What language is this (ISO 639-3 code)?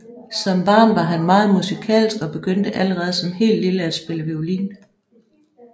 dan